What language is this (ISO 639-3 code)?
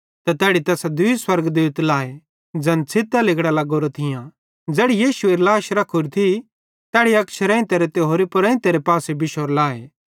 bhd